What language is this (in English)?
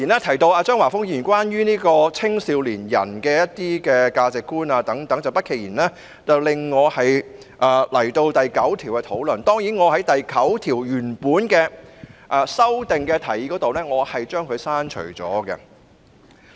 Cantonese